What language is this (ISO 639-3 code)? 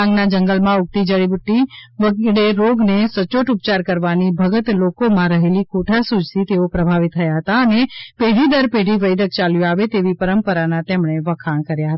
guj